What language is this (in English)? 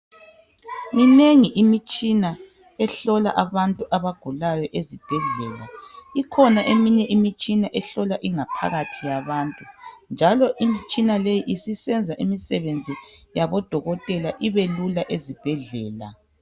North Ndebele